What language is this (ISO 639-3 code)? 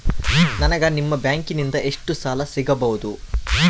kan